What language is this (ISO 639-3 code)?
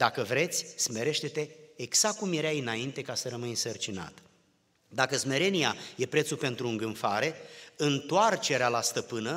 ron